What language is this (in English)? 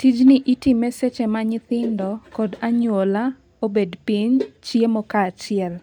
Luo (Kenya and Tanzania)